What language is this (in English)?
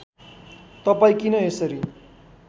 Nepali